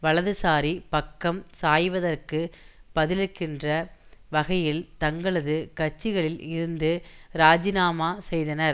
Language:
Tamil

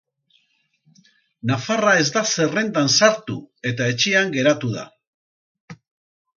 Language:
Basque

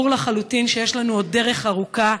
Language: Hebrew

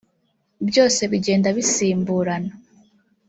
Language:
Kinyarwanda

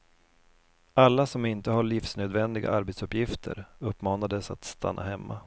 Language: Swedish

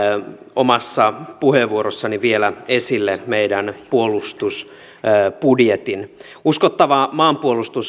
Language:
Finnish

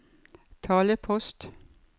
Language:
Norwegian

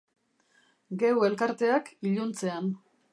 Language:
Basque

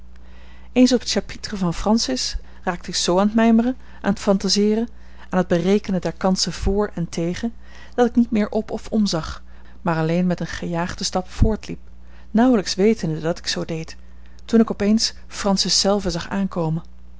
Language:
Dutch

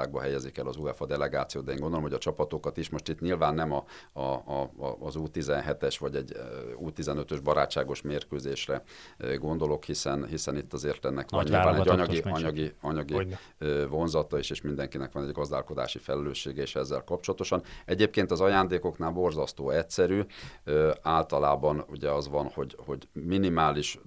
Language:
Hungarian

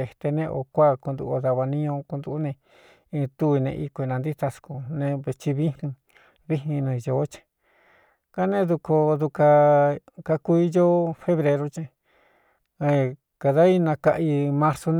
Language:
Cuyamecalco Mixtec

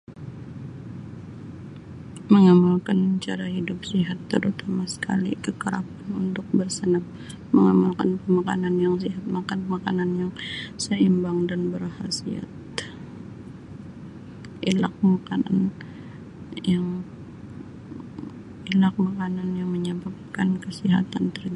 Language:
Sabah Malay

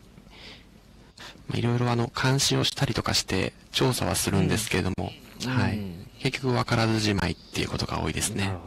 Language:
Japanese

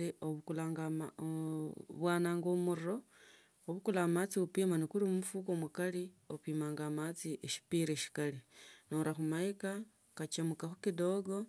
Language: Tsotso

